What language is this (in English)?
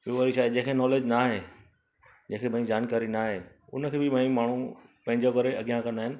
Sindhi